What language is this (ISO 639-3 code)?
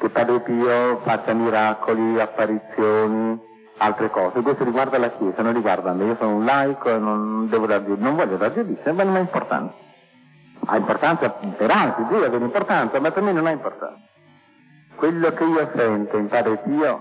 ita